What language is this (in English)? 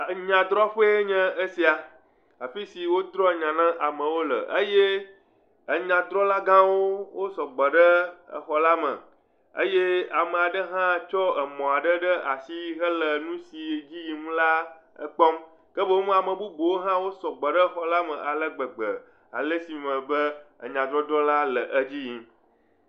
Ewe